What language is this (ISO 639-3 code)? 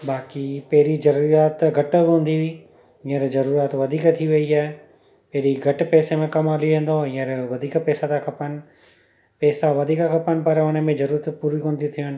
snd